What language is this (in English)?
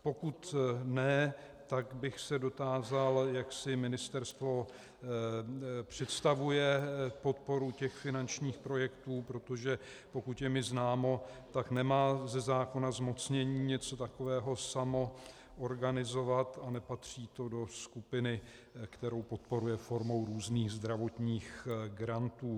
Czech